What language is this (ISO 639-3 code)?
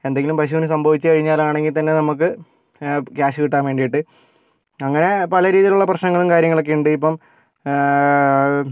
mal